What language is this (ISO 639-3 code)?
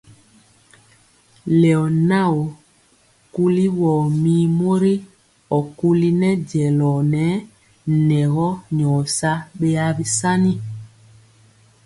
mcx